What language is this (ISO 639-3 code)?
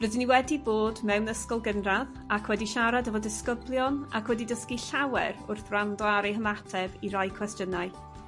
cym